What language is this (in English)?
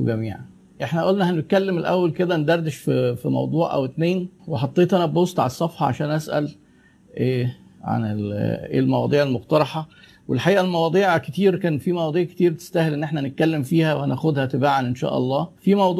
Arabic